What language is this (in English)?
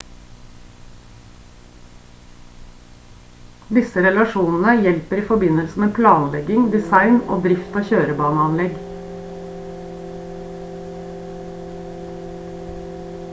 Norwegian Bokmål